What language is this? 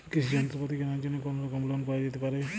Bangla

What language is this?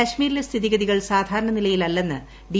Malayalam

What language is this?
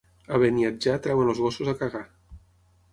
Catalan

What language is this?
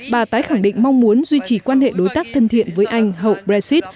Vietnamese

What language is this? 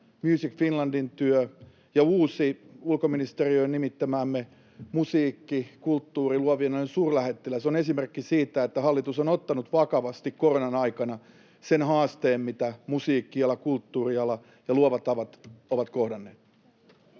Finnish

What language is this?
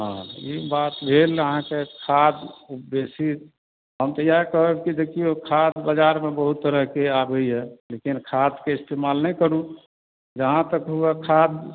Maithili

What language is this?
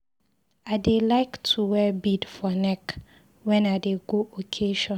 Nigerian Pidgin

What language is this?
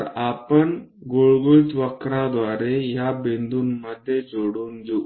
Marathi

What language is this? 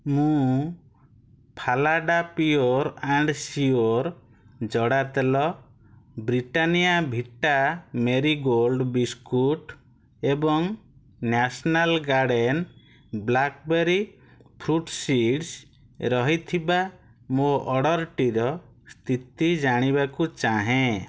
Odia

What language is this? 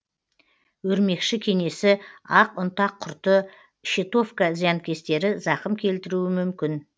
Kazakh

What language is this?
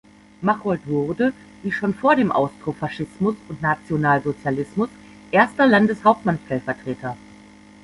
German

